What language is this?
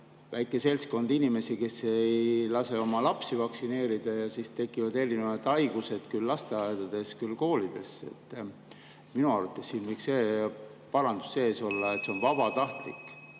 Estonian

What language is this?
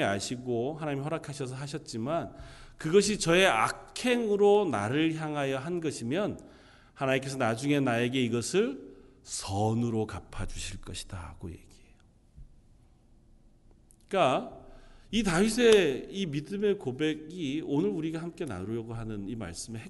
Korean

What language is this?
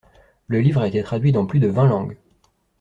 French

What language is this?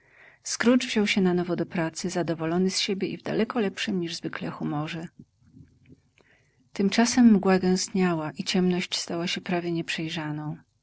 Polish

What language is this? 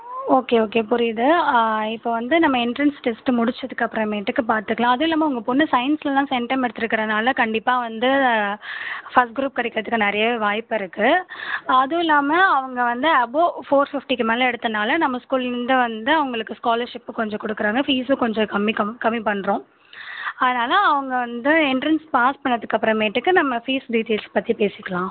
Tamil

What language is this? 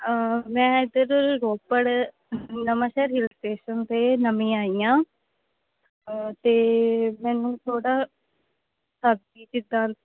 Punjabi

